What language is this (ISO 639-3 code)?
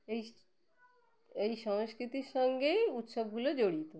ben